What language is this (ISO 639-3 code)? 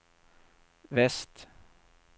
swe